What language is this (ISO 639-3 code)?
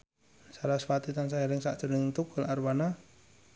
jav